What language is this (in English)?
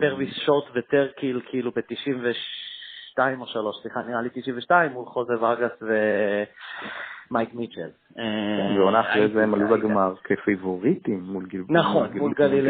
Hebrew